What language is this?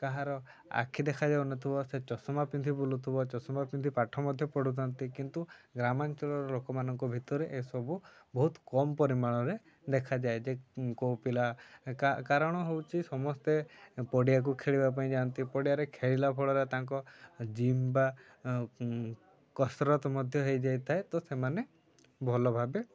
Odia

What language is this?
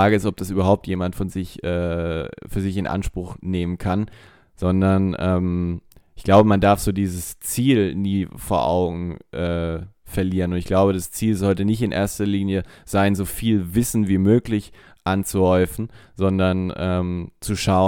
German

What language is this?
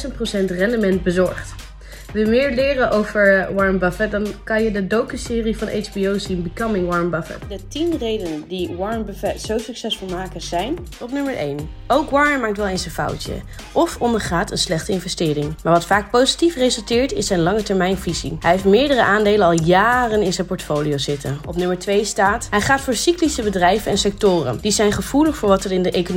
Dutch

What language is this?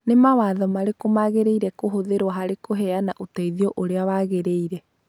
Kikuyu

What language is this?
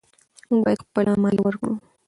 Pashto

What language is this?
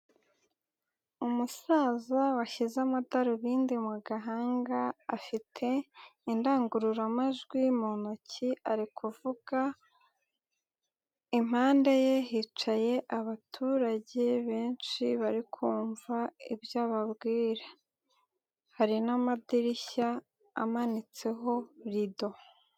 Kinyarwanda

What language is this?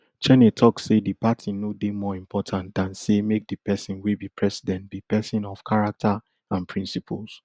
Nigerian Pidgin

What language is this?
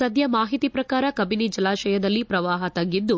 Kannada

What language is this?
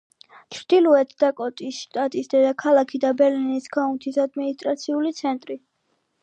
Georgian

